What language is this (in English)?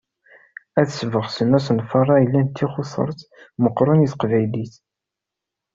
Kabyle